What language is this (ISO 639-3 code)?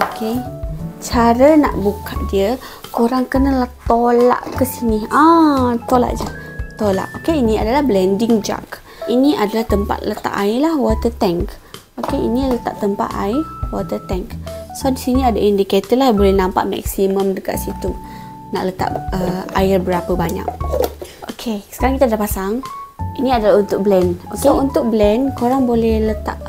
msa